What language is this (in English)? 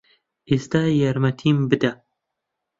Central Kurdish